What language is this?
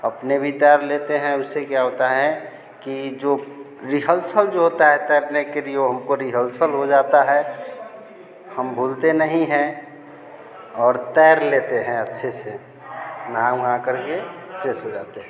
Hindi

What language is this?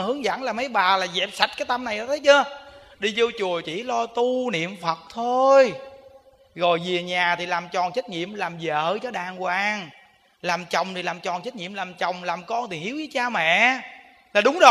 Vietnamese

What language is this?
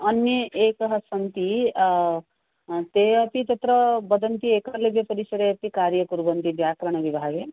Sanskrit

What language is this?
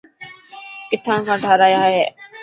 Dhatki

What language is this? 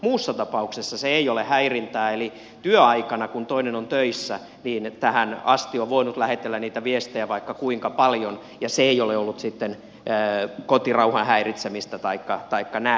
Finnish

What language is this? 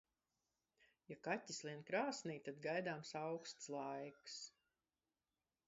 Latvian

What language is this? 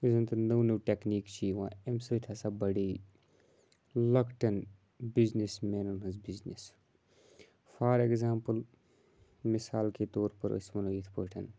Kashmiri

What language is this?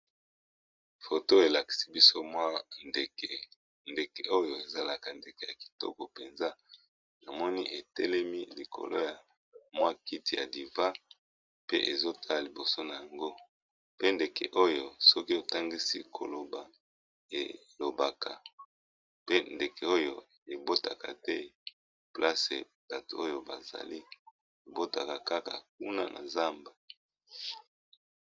Lingala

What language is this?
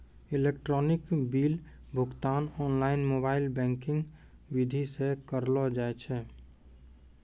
Maithili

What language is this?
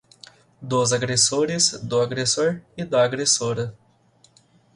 Portuguese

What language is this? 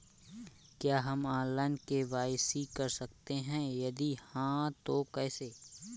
Hindi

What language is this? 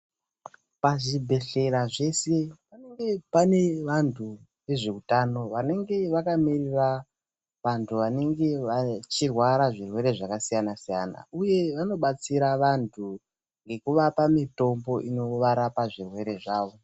Ndau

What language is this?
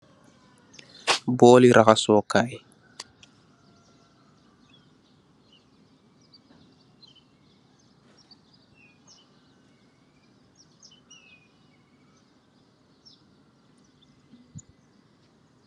Wolof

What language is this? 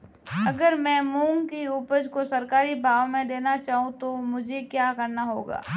Hindi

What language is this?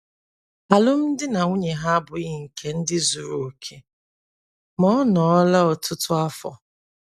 Igbo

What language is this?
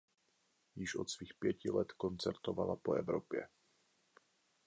Czech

